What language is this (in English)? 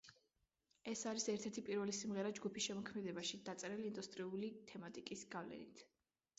Georgian